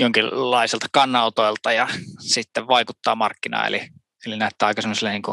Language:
Finnish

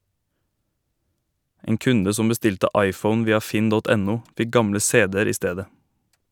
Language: Norwegian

